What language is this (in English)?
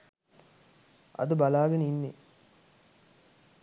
Sinhala